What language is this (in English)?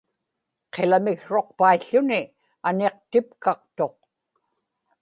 Inupiaq